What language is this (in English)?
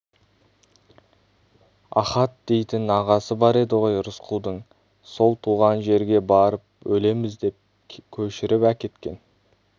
Kazakh